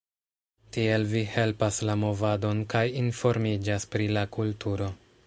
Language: Esperanto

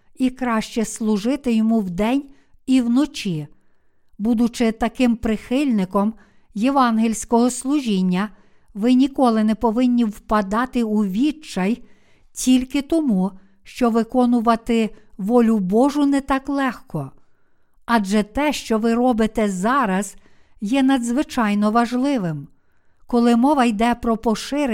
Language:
Ukrainian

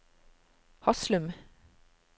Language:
Norwegian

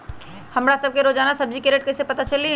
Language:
Magahi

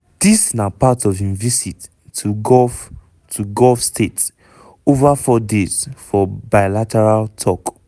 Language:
Nigerian Pidgin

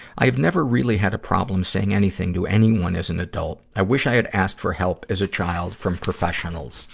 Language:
English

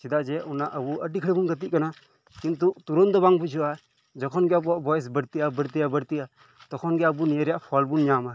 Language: Santali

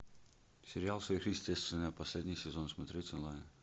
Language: Russian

